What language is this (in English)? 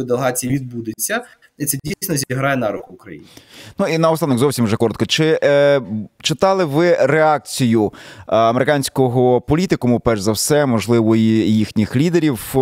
Ukrainian